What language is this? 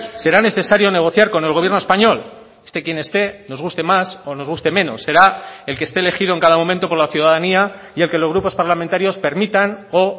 Spanish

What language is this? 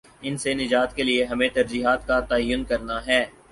Urdu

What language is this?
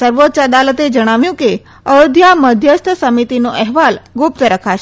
Gujarati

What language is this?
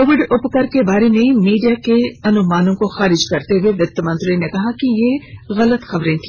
Hindi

